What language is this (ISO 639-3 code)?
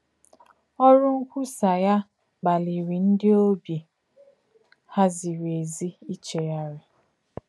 ibo